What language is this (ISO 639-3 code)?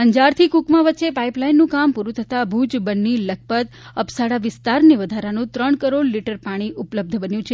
guj